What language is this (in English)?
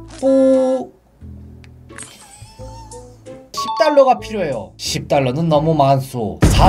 Korean